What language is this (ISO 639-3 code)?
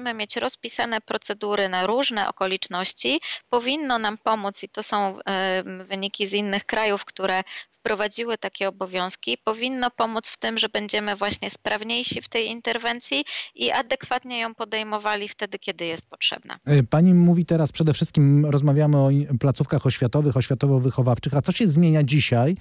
pol